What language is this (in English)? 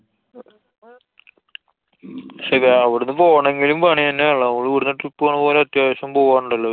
Malayalam